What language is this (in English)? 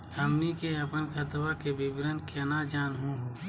Magahi